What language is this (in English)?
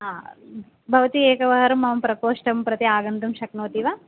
Sanskrit